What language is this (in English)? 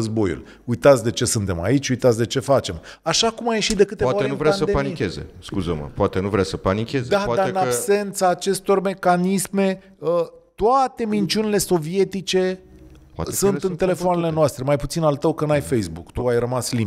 Romanian